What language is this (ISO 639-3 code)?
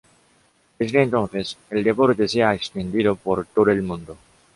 spa